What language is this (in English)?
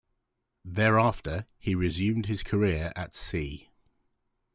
English